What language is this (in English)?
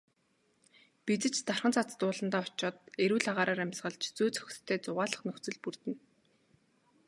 Mongolian